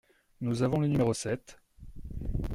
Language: French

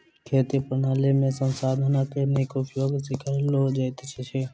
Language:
Maithili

